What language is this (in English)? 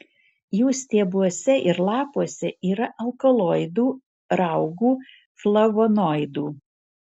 Lithuanian